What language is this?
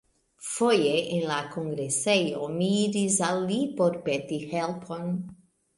Esperanto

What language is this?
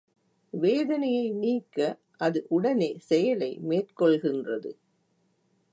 Tamil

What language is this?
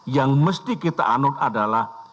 Indonesian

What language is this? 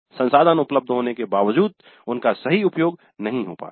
Hindi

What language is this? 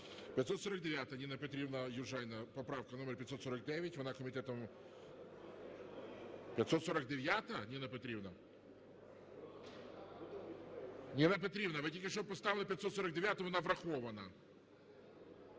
Ukrainian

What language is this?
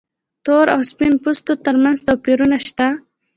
Pashto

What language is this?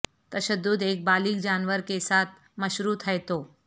Urdu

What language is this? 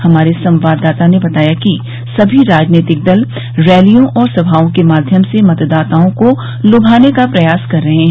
Hindi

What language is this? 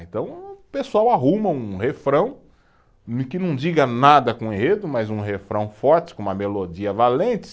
Portuguese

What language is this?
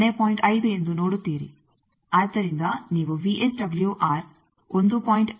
Kannada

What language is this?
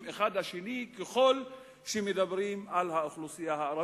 Hebrew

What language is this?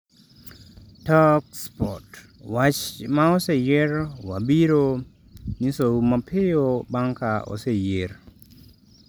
Luo (Kenya and Tanzania)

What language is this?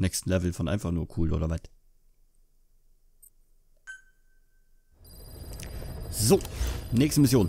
German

